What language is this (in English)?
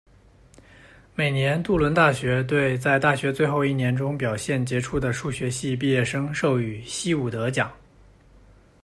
Chinese